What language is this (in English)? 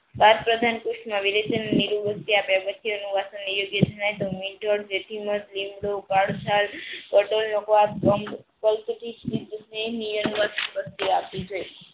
Gujarati